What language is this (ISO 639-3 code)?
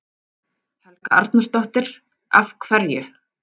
isl